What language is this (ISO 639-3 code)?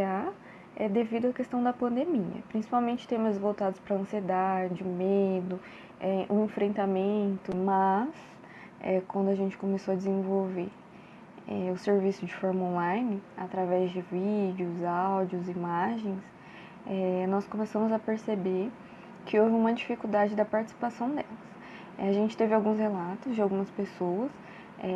por